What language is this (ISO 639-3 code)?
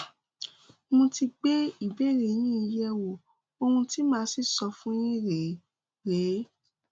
yor